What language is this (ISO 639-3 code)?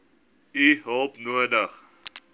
afr